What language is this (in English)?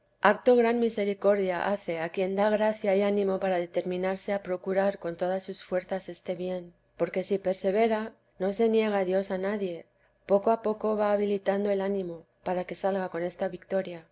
Spanish